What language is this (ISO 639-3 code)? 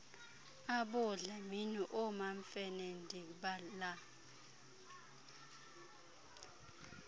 xho